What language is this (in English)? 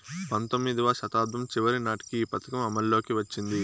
Telugu